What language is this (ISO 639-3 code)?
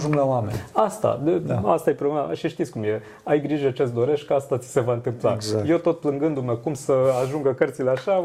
ron